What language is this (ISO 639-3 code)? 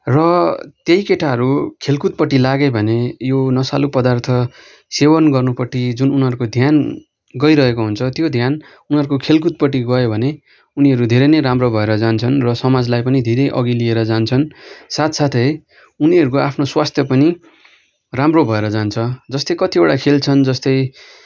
nep